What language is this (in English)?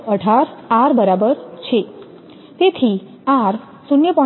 Gujarati